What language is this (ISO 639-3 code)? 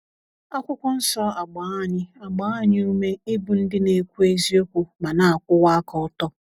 ibo